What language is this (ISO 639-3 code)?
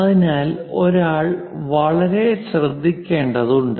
mal